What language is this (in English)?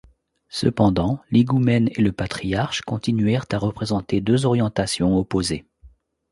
French